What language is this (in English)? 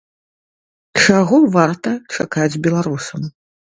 Belarusian